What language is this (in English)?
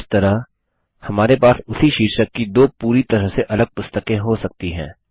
Hindi